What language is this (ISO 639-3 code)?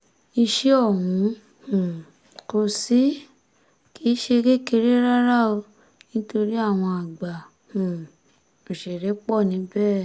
yor